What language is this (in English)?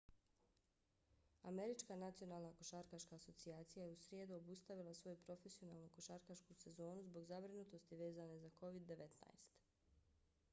Bosnian